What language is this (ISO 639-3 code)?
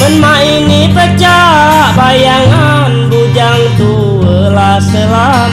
msa